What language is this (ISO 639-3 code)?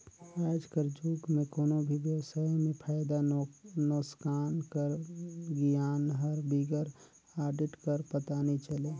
hne